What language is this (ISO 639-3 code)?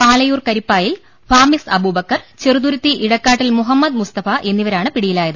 mal